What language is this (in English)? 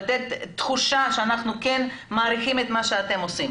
Hebrew